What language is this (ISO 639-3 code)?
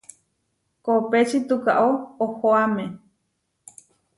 var